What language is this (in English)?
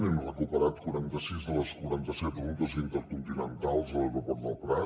Catalan